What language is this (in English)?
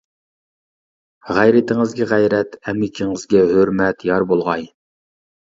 Uyghur